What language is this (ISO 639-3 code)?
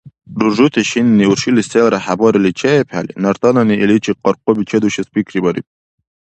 dar